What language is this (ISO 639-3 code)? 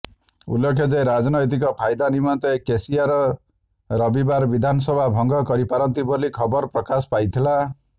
ori